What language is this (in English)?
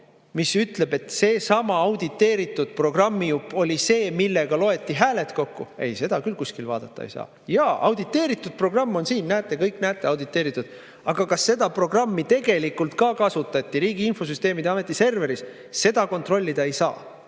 Estonian